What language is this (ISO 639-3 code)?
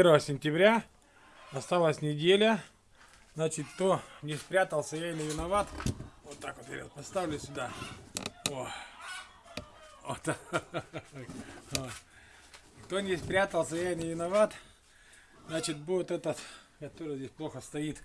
rus